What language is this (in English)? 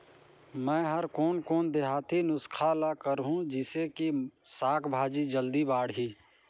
Chhattisgarhi